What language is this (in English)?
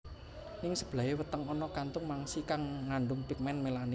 Javanese